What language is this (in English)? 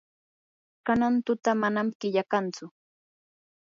Yanahuanca Pasco Quechua